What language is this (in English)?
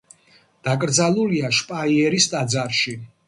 Georgian